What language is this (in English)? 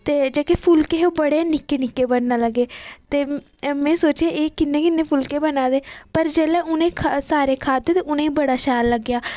Dogri